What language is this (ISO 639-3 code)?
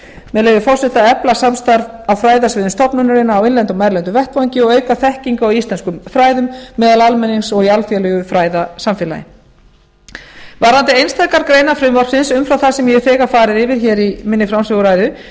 isl